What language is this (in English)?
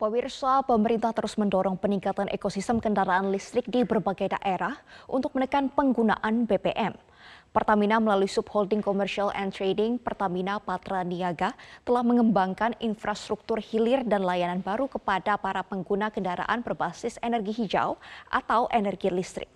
Indonesian